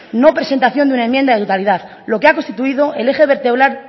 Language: Spanish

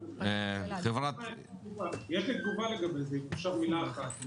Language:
Hebrew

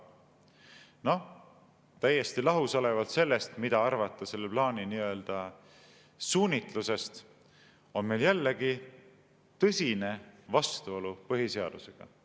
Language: Estonian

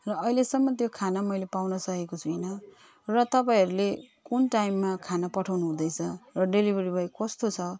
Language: Nepali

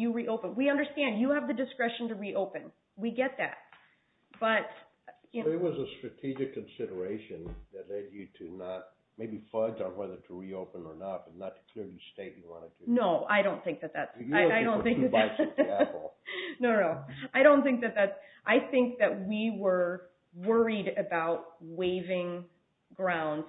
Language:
English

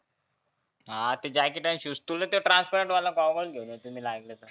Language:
Marathi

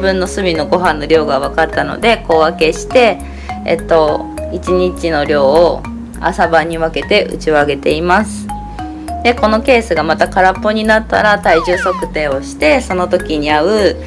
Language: Japanese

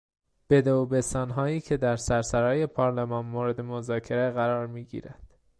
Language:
Persian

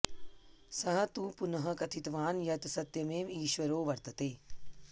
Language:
Sanskrit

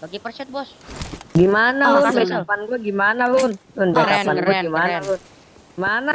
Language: Indonesian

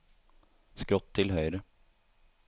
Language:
Norwegian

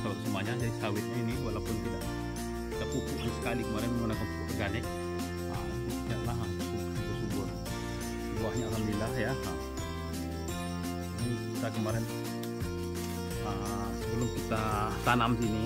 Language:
Indonesian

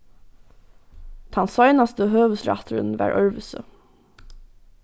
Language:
Faroese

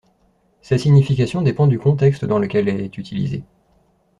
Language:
French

